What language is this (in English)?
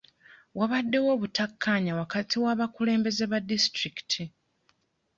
Ganda